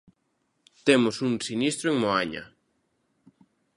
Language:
Galician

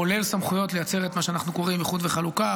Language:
Hebrew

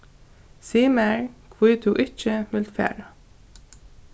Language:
Faroese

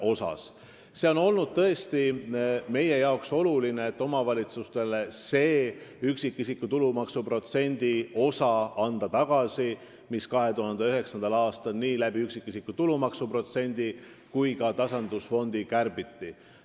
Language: Estonian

